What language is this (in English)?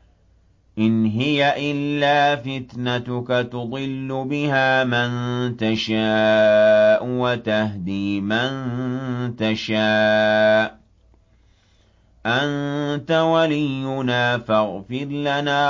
Arabic